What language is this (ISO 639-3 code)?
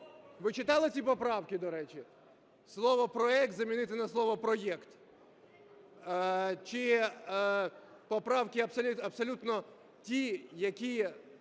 ukr